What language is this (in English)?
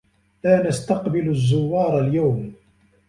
Arabic